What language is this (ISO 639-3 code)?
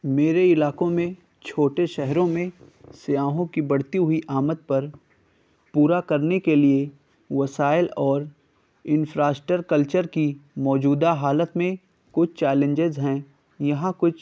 urd